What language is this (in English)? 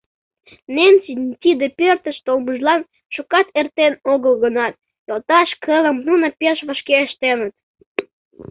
Mari